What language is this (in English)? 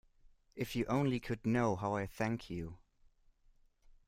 English